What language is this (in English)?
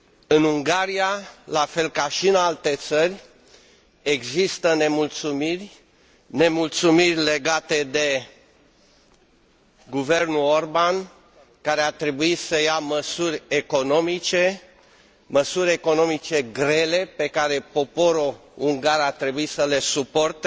Romanian